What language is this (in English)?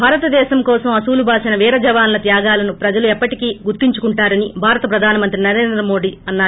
Telugu